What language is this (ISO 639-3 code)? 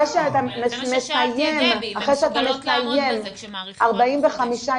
heb